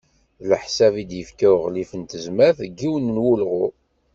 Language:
Kabyle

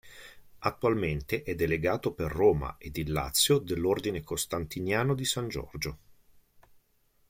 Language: Italian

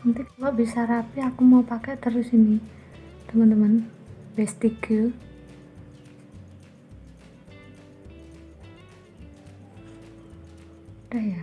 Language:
Indonesian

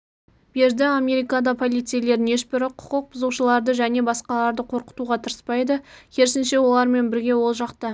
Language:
Kazakh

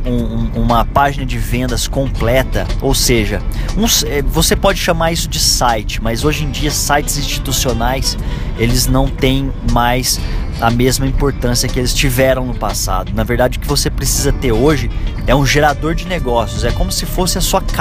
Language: Portuguese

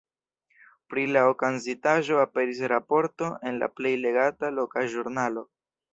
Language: Esperanto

